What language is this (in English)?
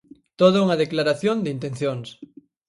Galician